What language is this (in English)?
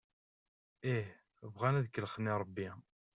Kabyle